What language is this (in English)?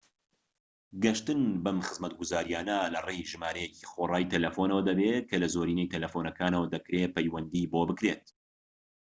Central Kurdish